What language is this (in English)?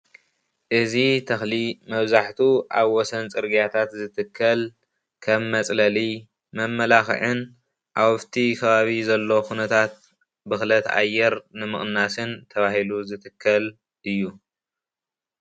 Tigrinya